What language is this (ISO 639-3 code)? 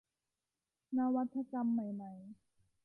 tha